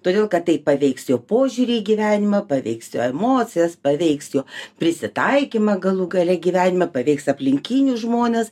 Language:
Lithuanian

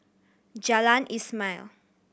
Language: English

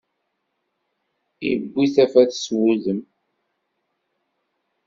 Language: Kabyle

